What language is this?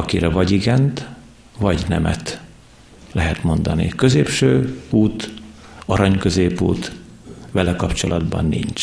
Hungarian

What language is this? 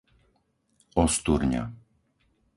Slovak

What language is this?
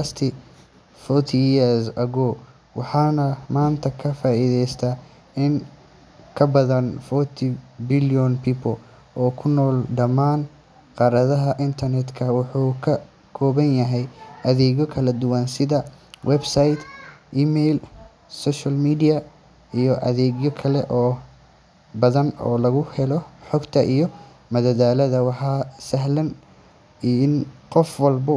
Somali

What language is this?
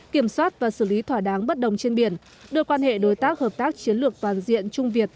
Vietnamese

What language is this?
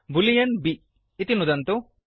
Sanskrit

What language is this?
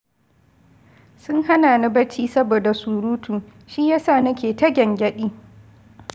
Hausa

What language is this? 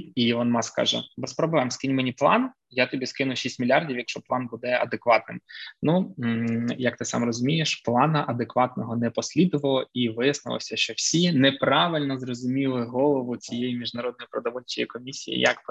Ukrainian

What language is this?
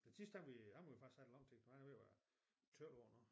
Danish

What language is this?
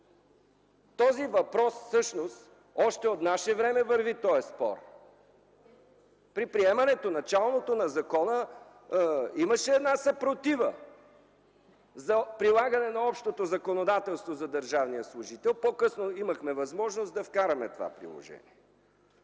Bulgarian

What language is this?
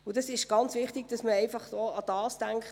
Swiss German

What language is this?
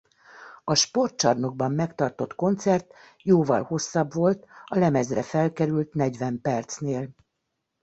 Hungarian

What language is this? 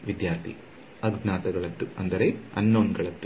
Kannada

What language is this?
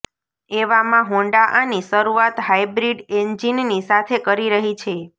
Gujarati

